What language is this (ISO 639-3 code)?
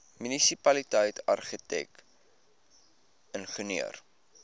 afr